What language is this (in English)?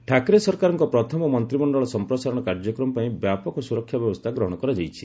Odia